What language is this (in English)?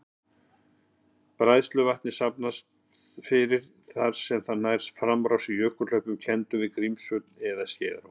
Icelandic